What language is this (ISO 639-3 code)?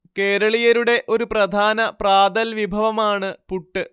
mal